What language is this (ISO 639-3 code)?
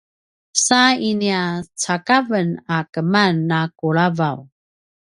pwn